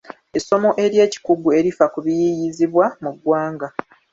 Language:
Ganda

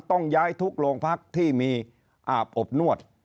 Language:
Thai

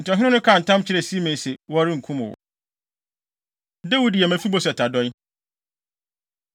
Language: Akan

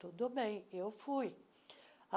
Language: Portuguese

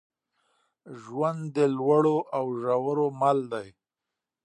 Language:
Pashto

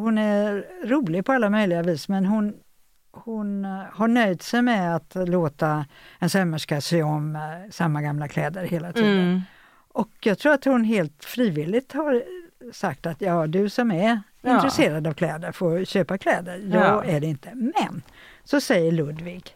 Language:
Swedish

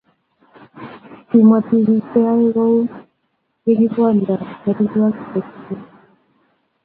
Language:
Kalenjin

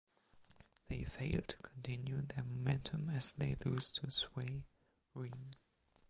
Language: English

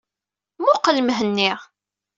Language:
Kabyle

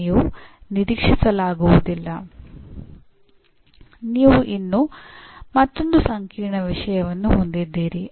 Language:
Kannada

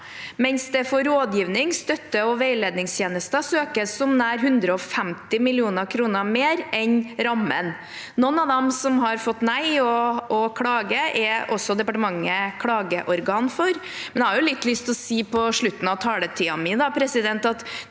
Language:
Norwegian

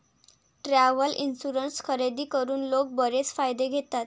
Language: Marathi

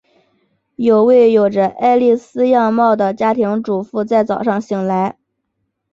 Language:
Chinese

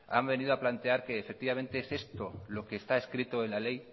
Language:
Spanish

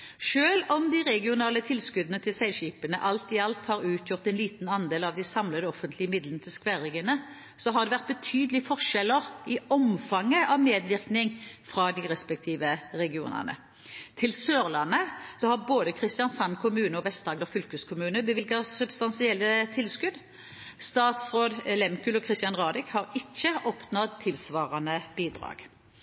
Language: Norwegian Bokmål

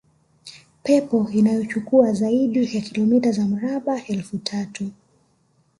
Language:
Swahili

